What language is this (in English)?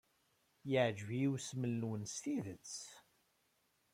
Kabyle